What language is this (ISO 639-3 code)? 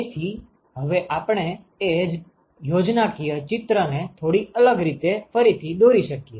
guj